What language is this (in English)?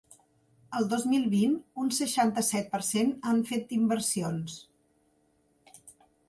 Catalan